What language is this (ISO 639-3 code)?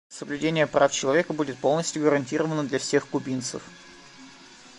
rus